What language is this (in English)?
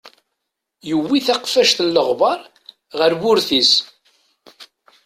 Kabyle